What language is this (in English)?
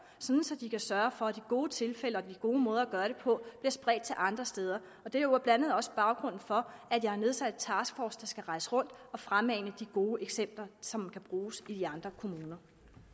Danish